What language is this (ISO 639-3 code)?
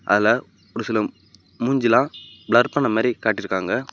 tam